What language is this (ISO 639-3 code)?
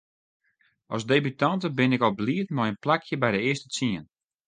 fry